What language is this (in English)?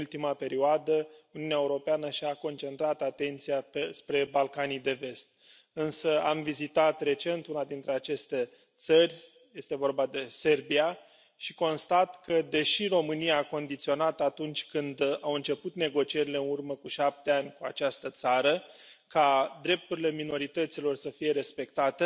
Romanian